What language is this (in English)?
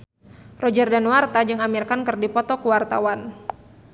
Sundanese